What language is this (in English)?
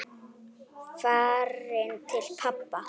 Icelandic